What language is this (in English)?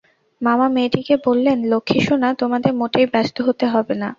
Bangla